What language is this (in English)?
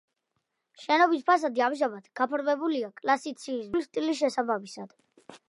Georgian